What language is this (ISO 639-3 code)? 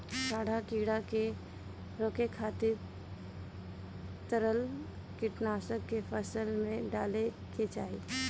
bho